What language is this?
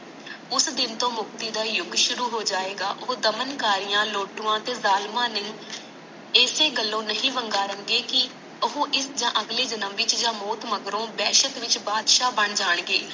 Punjabi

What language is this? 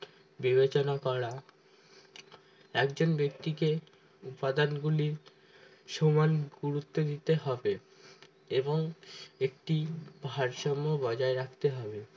Bangla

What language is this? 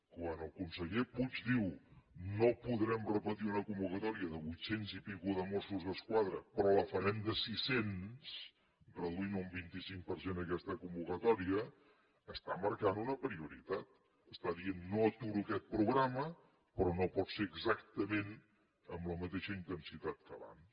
Catalan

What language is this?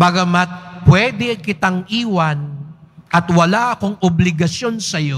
Filipino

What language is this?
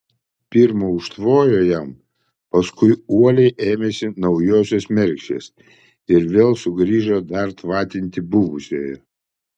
Lithuanian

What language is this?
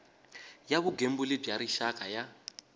Tsonga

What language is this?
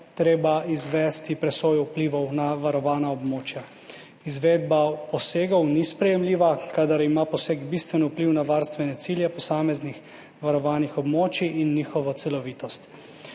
Slovenian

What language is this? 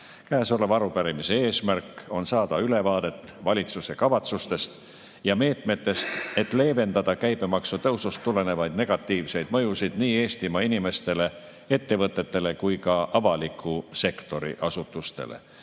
Estonian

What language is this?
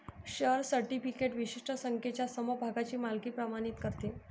Marathi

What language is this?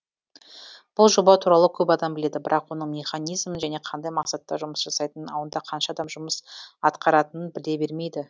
Kazakh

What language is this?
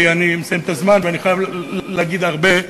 Hebrew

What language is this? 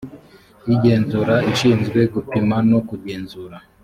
Kinyarwanda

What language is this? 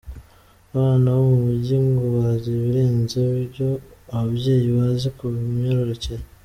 Kinyarwanda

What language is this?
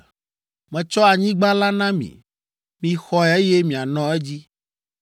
Ewe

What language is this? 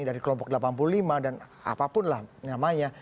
Indonesian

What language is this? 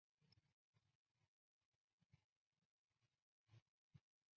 Chinese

